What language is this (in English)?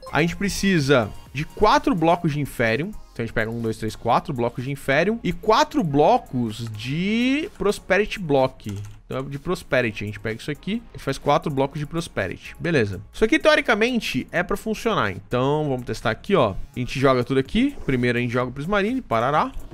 Portuguese